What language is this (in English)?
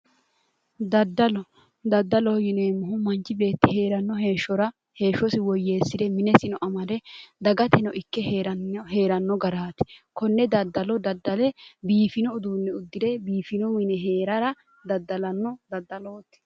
Sidamo